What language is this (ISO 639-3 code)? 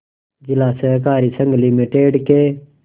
hin